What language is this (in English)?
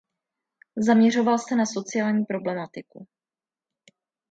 Czech